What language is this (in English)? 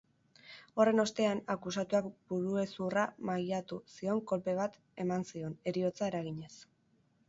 Basque